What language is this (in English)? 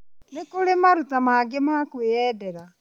Kikuyu